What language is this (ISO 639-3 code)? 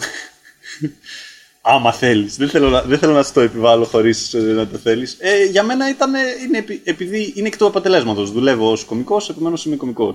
ell